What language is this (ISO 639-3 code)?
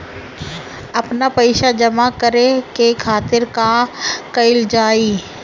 bho